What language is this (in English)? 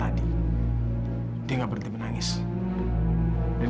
Indonesian